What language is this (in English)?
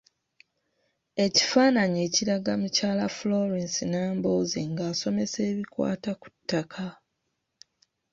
Ganda